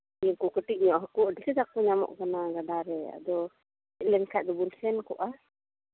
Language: Santali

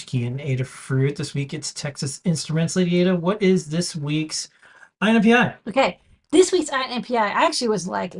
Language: English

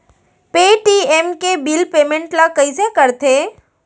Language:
Chhattisgarhi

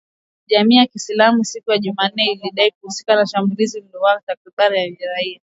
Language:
Swahili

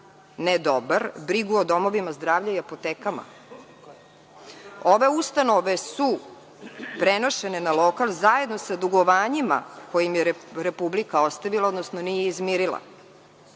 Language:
Serbian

